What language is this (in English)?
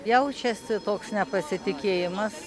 Lithuanian